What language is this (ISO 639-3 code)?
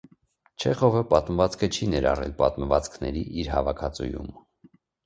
hye